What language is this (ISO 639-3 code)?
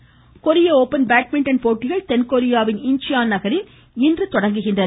tam